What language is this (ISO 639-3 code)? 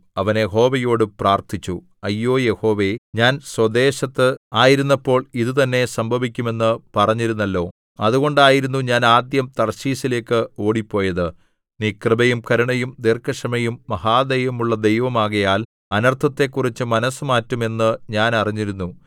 mal